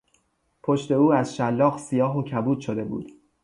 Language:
Persian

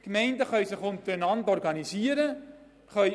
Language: Swiss German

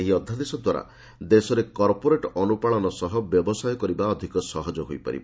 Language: Odia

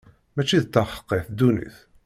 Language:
Kabyle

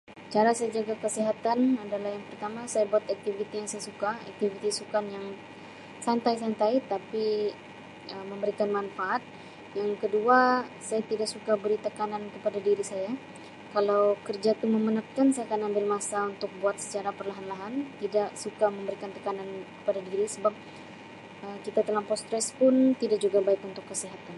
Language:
Sabah Malay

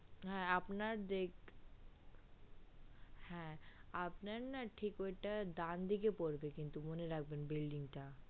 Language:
Bangla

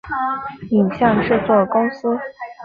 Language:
Chinese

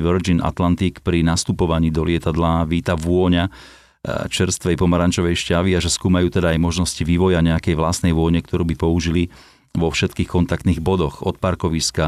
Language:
Slovak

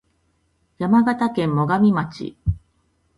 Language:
Japanese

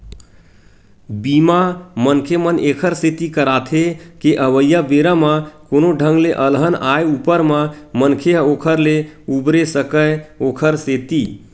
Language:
Chhattisgarhi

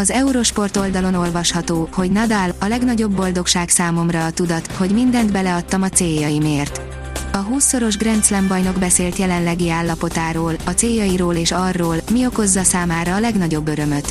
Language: Hungarian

